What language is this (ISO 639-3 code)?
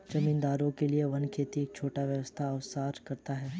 hin